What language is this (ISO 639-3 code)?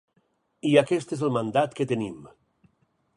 cat